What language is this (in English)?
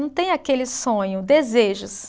Portuguese